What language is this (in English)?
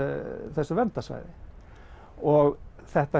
Icelandic